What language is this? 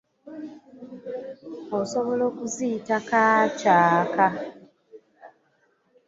Ganda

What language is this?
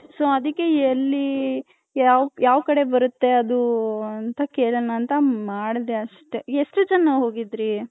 Kannada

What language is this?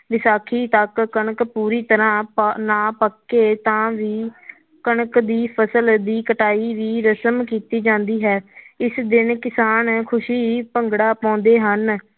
Punjabi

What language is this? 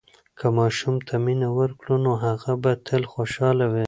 Pashto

